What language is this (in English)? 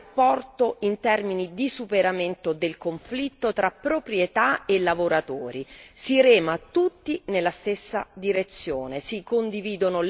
Italian